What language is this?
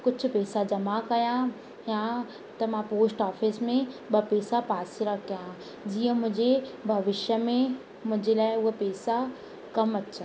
Sindhi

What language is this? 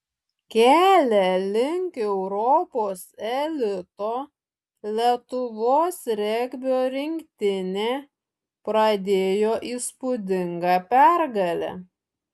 Lithuanian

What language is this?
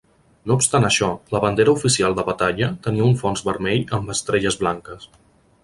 Catalan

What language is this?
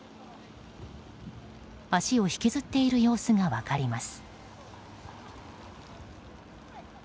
Japanese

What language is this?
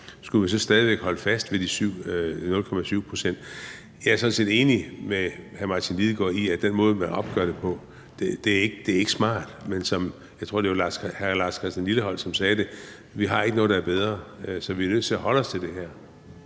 Danish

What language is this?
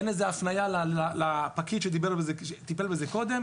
Hebrew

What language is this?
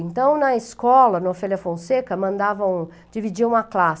Portuguese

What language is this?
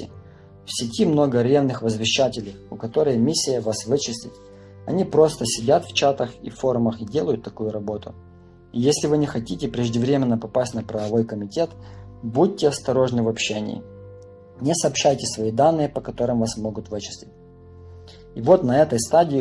Russian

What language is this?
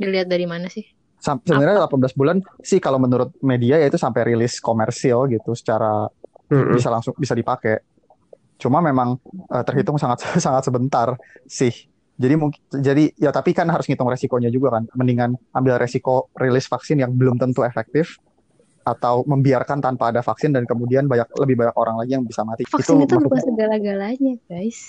Indonesian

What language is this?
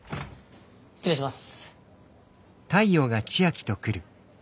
Japanese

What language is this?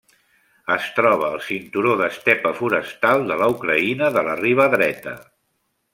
Catalan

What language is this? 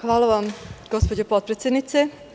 Serbian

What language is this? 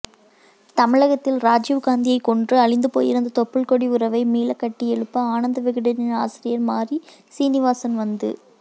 Tamil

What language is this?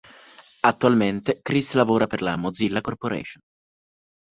Italian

